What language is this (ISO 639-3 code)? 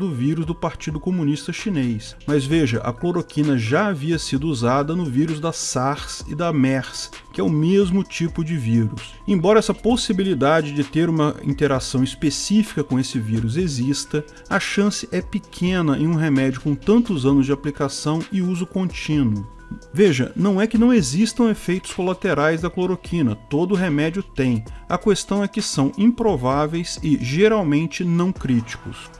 por